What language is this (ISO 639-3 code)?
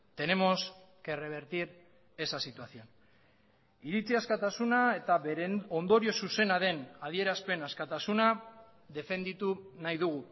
eus